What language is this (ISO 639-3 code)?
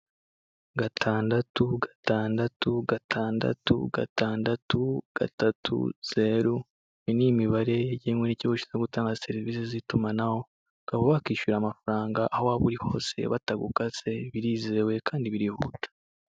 kin